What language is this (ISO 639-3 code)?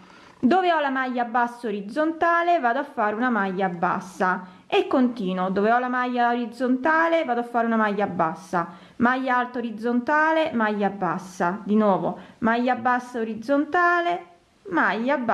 ita